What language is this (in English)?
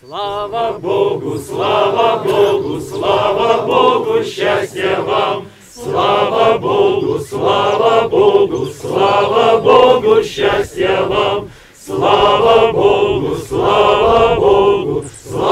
Russian